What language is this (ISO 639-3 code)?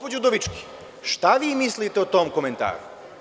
srp